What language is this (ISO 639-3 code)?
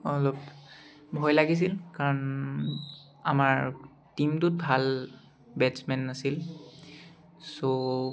asm